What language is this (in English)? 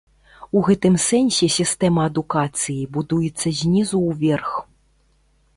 Belarusian